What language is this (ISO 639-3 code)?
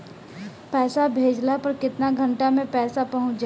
bho